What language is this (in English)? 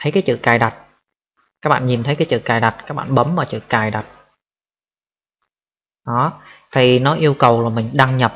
Vietnamese